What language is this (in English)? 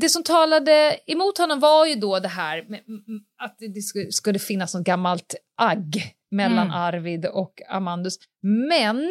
Swedish